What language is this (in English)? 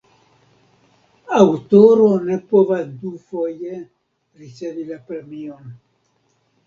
Esperanto